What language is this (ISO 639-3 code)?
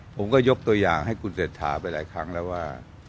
tha